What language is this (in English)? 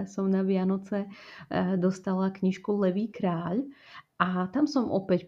Slovak